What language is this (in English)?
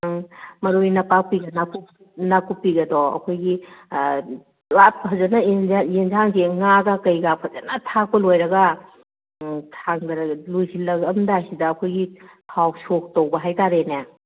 Manipuri